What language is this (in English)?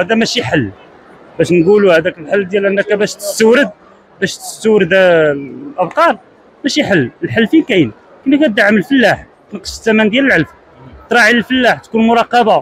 Arabic